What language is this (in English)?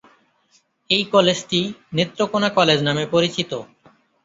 Bangla